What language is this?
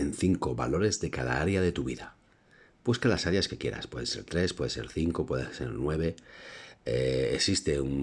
Spanish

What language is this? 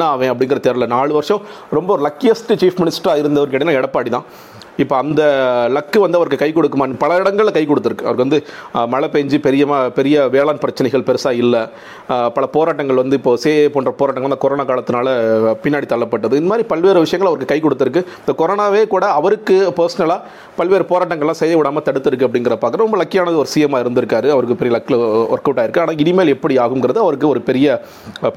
Tamil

